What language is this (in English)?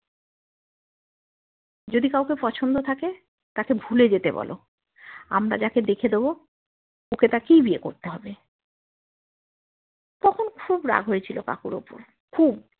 Bangla